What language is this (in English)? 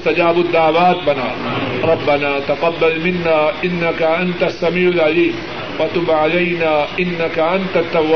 Urdu